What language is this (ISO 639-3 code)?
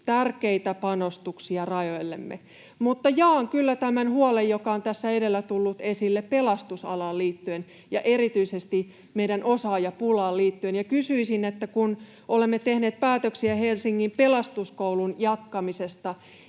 fin